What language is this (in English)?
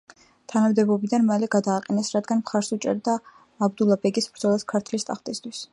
Georgian